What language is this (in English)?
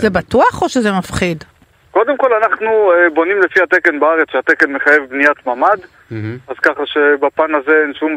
Hebrew